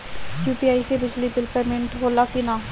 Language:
Bhojpuri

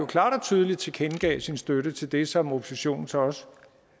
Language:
Danish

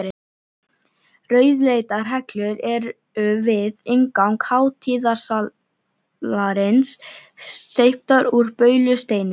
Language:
Icelandic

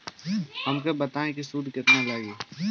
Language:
Bhojpuri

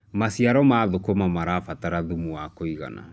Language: Kikuyu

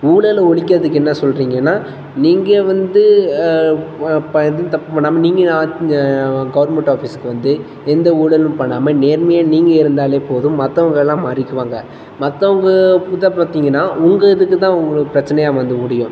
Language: Tamil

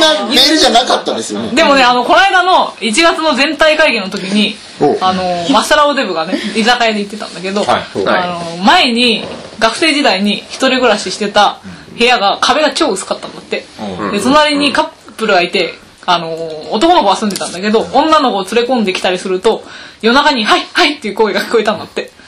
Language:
Japanese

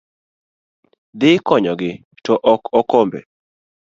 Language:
Luo (Kenya and Tanzania)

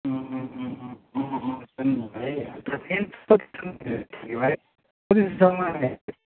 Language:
Nepali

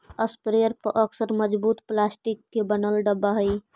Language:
Magahi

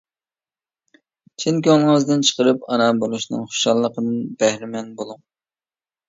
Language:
Uyghur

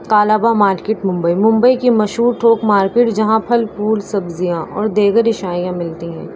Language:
Urdu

